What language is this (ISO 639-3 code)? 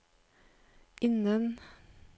nor